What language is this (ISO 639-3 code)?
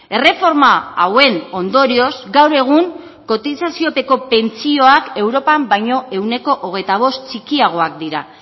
eus